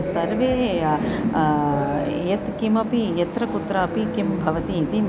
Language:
Sanskrit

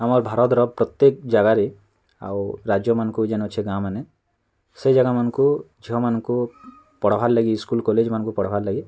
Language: Odia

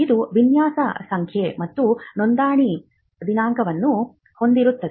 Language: Kannada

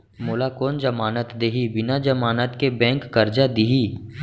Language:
Chhattisgarhi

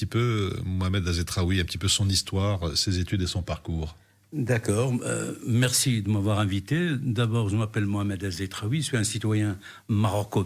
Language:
French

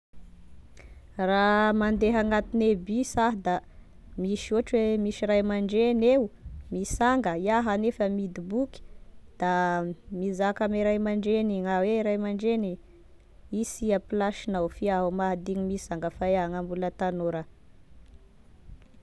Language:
Tesaka Malagasy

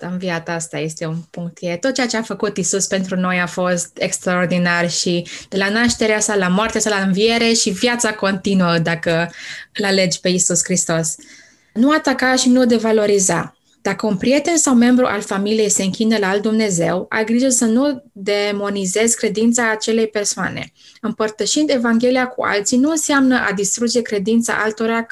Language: Romanian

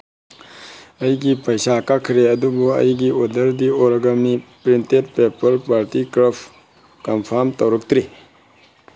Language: Manipuri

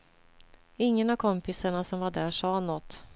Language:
Swedish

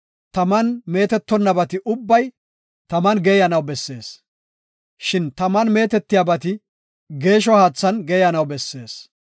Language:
Gofa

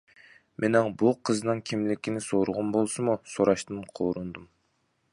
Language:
Uyghur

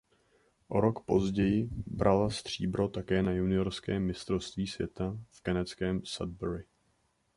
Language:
Czech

